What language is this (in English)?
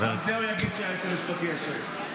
Hebrew